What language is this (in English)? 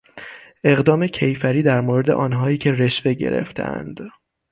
Persian